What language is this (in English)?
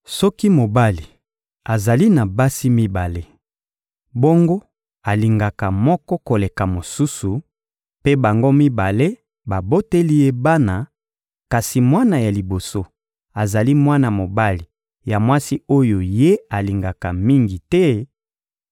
Lingala